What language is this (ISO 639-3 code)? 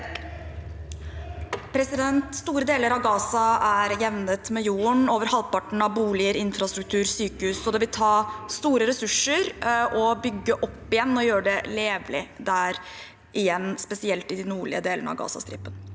nor